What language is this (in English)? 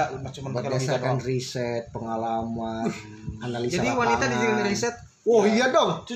Indonesian